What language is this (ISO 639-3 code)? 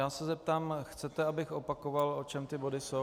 ces